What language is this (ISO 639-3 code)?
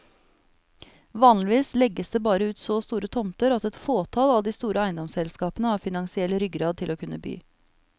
nor